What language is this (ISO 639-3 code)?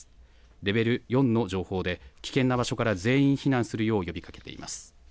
jpn